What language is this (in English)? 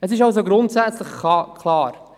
Swiss German